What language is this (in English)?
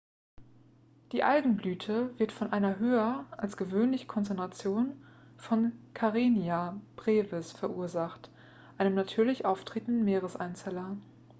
German